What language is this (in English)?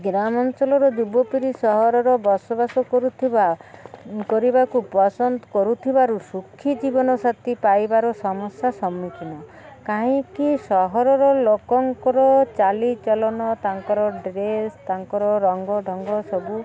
Odia